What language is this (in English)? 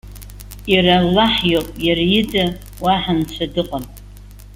Abkhazian